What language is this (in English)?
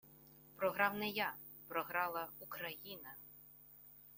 Ukrainian